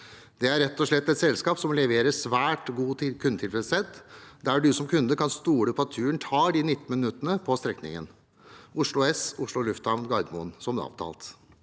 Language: Norwegian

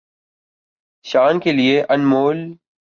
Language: Urdu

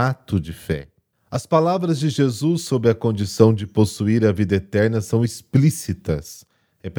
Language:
Portuguese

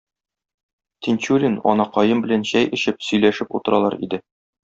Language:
Tatar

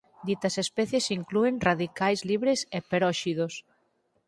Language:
Galician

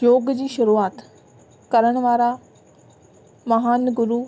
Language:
Sindhi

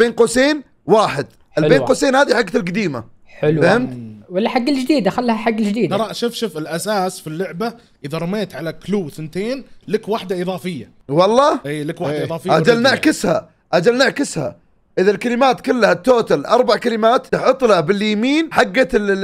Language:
Arabic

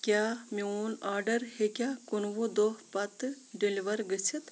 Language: Kashmiri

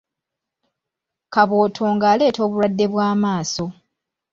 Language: Ganda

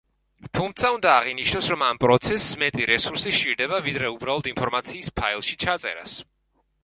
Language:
Georgian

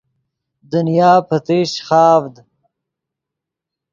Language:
Yidgha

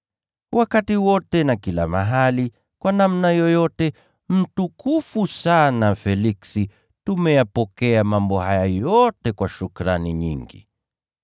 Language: Swahili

